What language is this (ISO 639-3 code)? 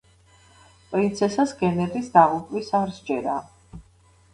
kat